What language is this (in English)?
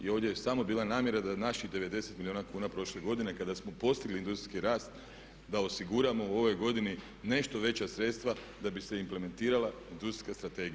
Croatian